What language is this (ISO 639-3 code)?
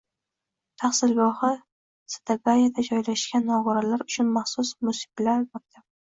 uzb